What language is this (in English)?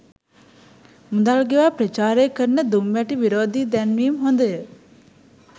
Sinhala